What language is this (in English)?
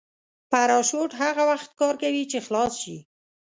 Pashto